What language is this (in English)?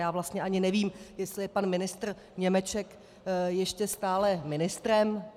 Czech